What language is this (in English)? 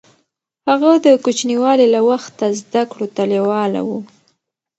Pashto